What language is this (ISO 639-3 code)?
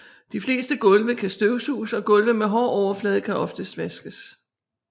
dan